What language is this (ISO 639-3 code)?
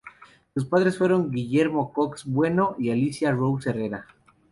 spa